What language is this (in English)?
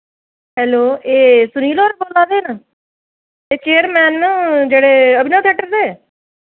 Dogri